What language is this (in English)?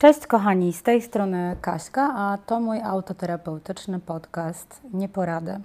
Polish